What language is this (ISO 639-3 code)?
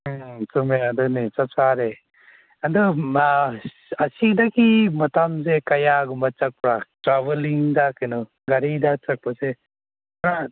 mni